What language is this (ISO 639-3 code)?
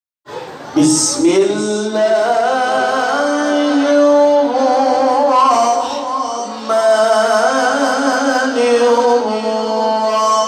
ara